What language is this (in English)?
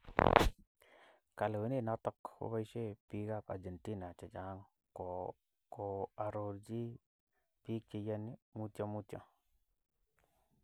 Kalenjin